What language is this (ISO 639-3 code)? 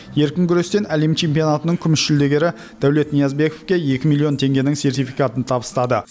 kaz